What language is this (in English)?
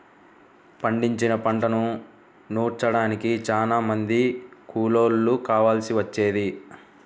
Telugu